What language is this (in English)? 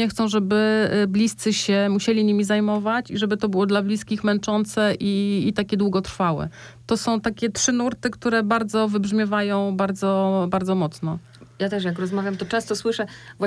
Polish